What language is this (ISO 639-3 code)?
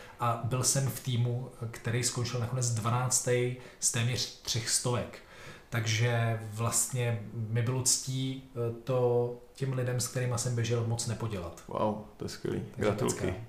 ces